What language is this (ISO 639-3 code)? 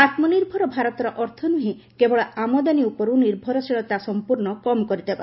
ori